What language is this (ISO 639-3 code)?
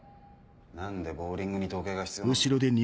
jpn